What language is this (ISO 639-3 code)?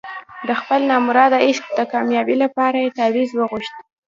pus